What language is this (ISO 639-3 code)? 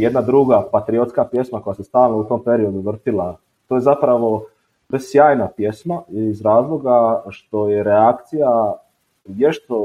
hrv